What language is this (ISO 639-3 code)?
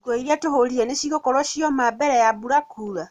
kik